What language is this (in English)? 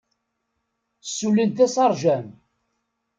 Kabyle